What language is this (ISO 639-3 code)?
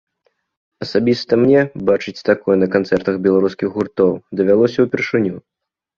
bel